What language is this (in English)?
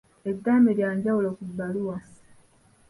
Ganda